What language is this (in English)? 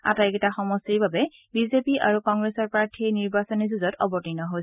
Assamese